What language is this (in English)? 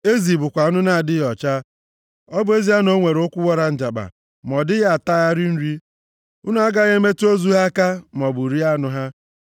Igbo